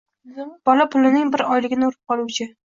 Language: Uzbek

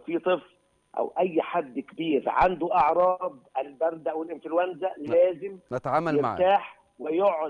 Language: Arabic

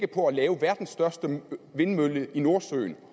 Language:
Danish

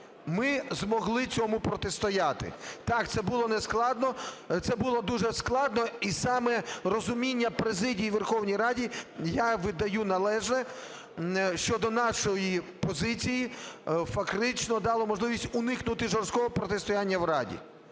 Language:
Ukrainian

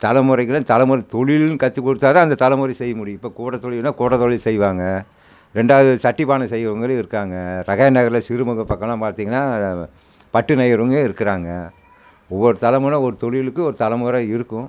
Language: Tamil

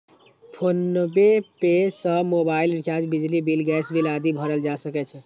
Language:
Maithili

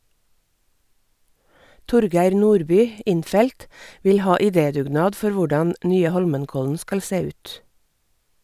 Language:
Norwegian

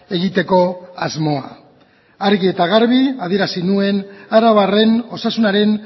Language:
Basque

